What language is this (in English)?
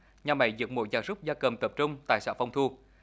Vietnamese